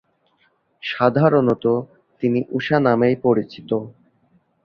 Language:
Bangla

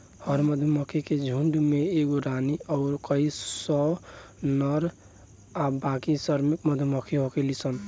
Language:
Bhojpuri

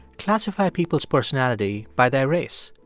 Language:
English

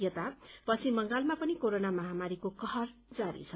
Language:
Nepali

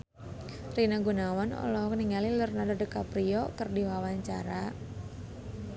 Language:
Sundanese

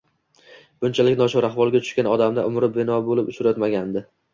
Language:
Uzbek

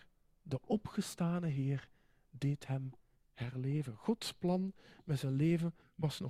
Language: Dutch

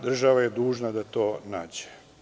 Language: Serbian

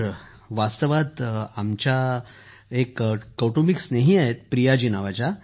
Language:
Marathi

